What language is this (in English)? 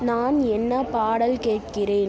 Tamil